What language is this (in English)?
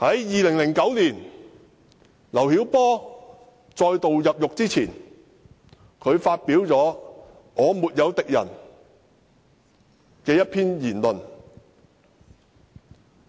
Cantonese